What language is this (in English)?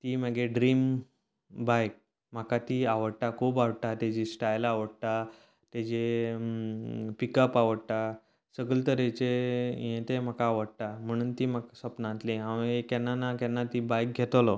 Konkani